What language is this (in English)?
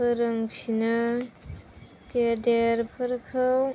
Bodo